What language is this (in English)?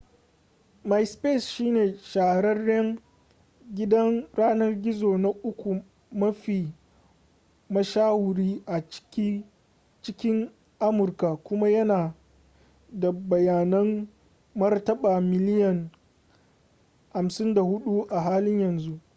Hausa